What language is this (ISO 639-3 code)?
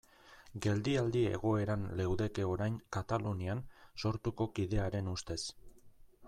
eus